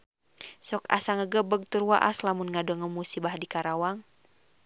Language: Sundanese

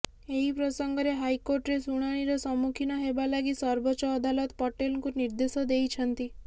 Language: Odia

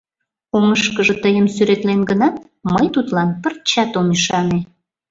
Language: Mari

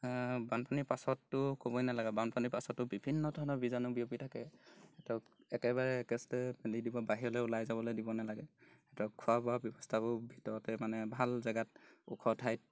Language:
Assamese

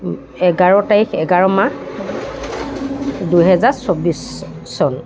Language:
Assamese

